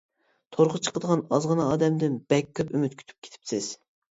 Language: Uyghur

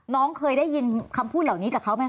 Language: Thai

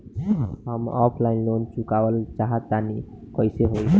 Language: Bhojpuri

